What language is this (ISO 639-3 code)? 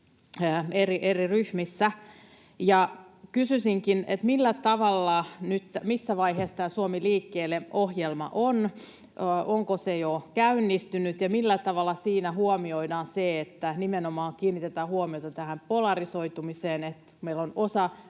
fin